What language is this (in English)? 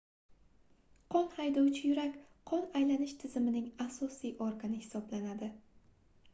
Uzbek